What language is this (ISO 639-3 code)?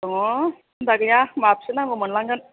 brx